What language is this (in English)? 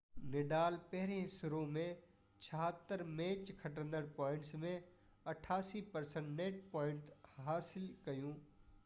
Sindhi